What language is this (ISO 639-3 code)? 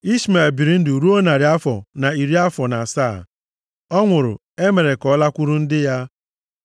ibo